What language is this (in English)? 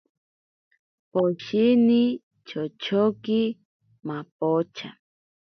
Ashéninka Perené